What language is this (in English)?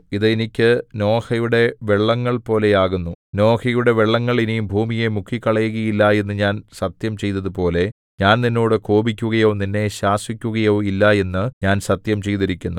Malayalam